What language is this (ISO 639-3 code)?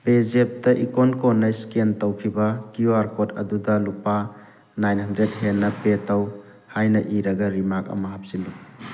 mni